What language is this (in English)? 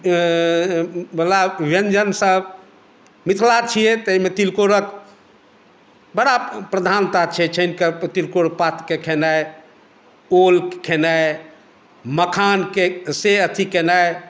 Maithili